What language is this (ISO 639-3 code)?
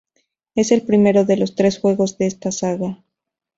spa